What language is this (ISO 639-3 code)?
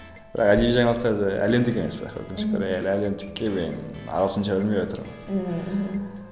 kaz